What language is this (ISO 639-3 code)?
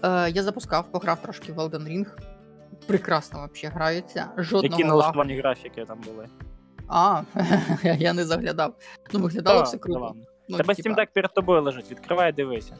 ukr